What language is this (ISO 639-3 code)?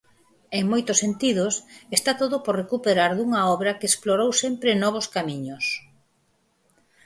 glg